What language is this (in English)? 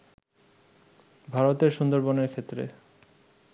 Bangla